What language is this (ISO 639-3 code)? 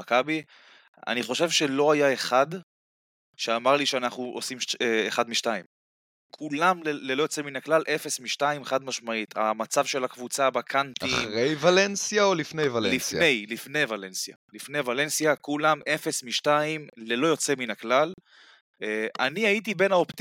heb